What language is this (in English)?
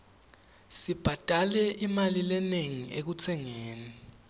Swati